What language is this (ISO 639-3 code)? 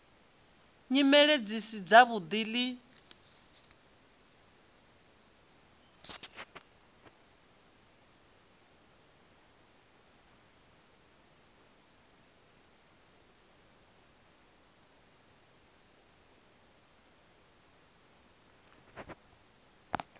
ven